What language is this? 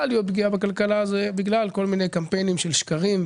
Hebrew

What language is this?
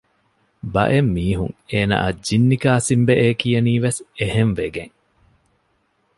Divehi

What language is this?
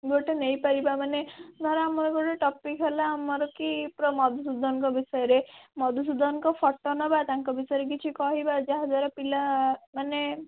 Odia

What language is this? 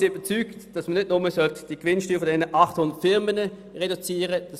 Swiss German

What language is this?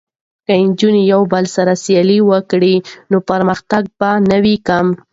Pashto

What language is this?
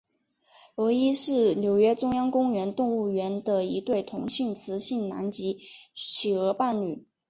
Chinese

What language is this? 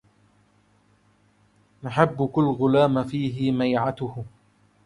Arabic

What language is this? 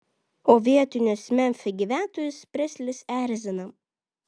Lithuanian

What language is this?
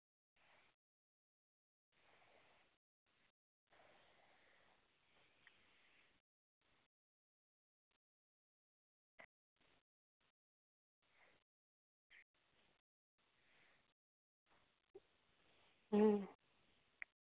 Santali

